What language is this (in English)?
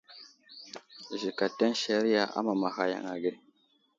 Wuzlam